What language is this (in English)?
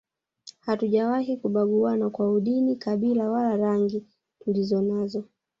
Swahili